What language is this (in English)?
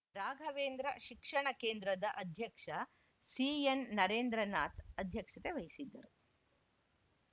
Kannada